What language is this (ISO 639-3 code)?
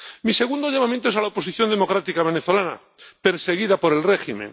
spa